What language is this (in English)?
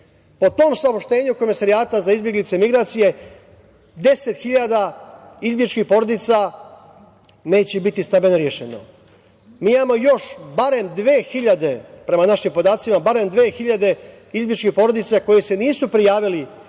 Serbian